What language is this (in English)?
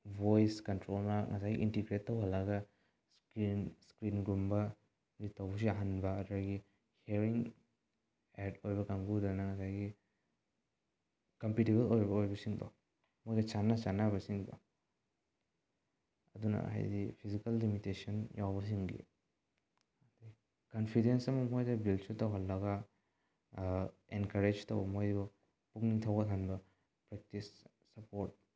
Manipuri